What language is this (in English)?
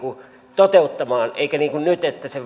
Finnish